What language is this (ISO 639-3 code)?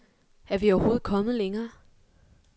dan